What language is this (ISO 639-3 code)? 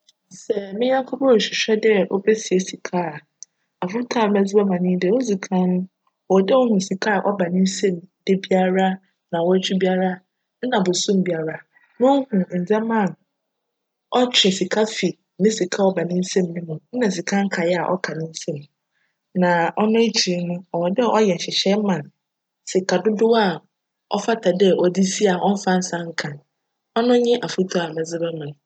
aka